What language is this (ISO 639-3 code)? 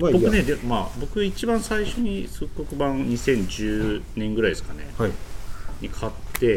jpn